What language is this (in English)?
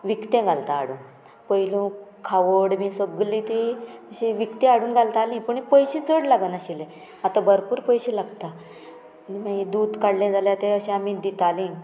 Konkani